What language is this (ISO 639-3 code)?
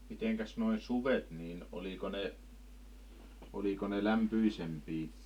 fin